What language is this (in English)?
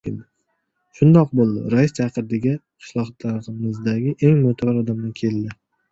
Uzbek